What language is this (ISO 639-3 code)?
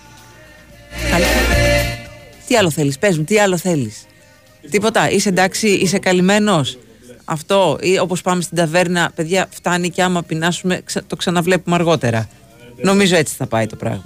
ell